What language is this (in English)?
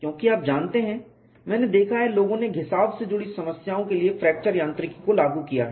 Hindi